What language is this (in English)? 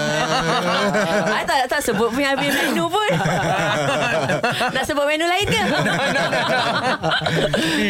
Malay